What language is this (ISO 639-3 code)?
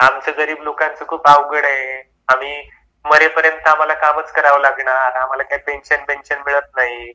mar